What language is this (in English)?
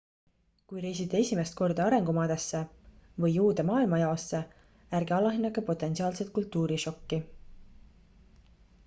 Estonian